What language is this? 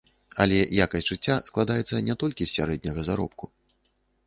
Belarusian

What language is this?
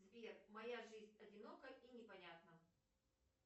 Russian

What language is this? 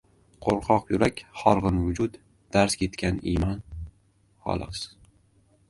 Uzbek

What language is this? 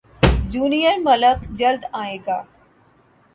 Urdu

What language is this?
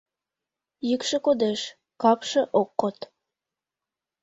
Mari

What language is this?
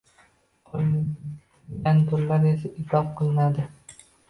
Uzbek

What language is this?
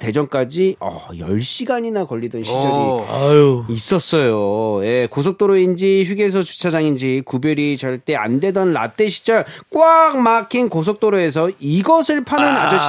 Korean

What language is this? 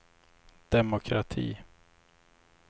Swedish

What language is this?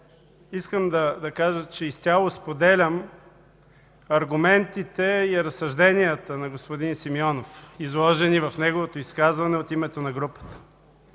Bulgarian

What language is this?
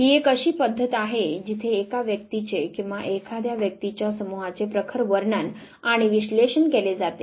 Marathi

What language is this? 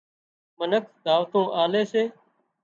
Wadiyara Koli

